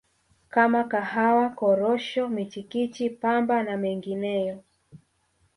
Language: Swahili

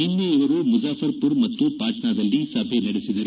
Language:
Kannada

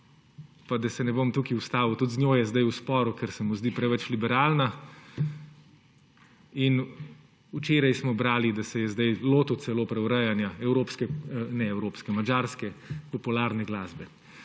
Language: Slovenian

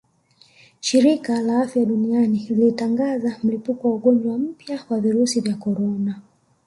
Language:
Swahili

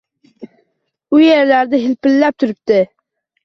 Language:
Uzbek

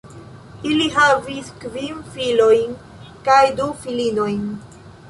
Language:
Esperanto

